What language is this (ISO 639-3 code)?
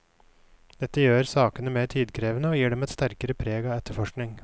nor